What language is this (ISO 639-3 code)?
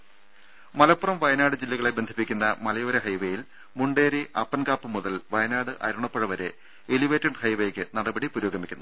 mal